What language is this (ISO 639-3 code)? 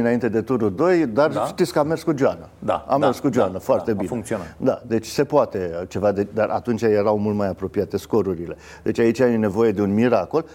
ron